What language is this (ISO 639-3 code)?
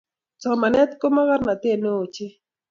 kln